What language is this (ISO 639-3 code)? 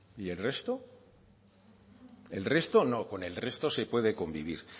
spa